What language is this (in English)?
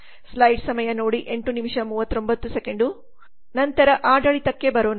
Kannada